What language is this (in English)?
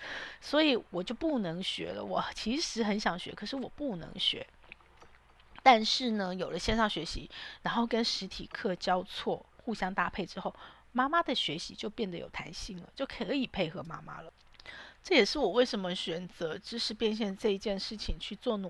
Chinese